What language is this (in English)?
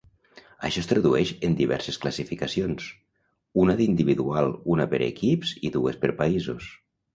Catalan